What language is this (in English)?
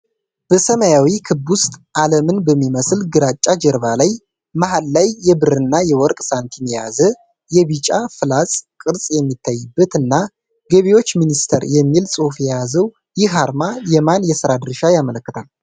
Amharic